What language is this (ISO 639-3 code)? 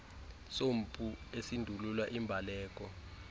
xho